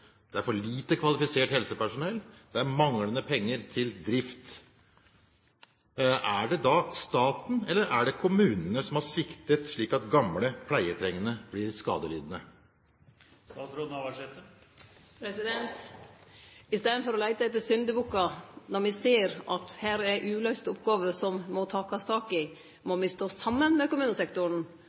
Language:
Norwegian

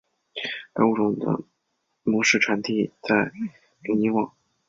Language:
Chinese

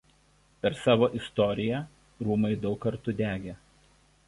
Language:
Lithuanian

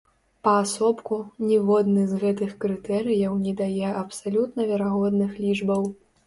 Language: Belarusian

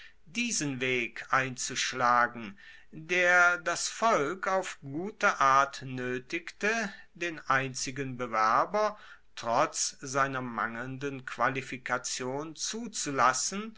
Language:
German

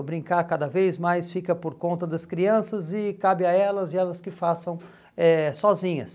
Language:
Portuguese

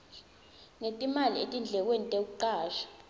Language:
Swati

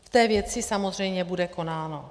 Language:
Czech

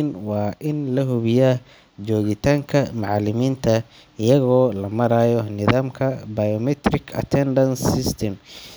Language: Somali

